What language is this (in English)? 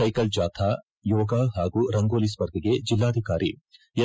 Kannada